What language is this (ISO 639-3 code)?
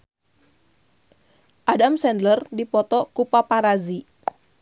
sun